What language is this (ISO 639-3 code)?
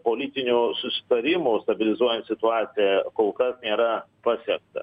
lit